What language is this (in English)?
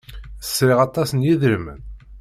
Kabyle